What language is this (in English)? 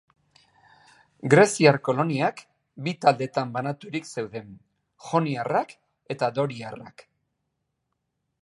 Basque